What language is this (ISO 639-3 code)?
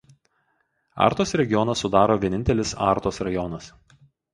lit